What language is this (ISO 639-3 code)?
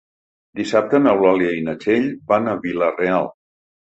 cat